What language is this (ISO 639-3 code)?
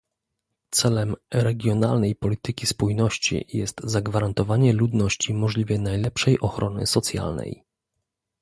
pol